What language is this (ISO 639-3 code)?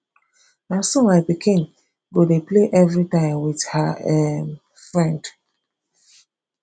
pcm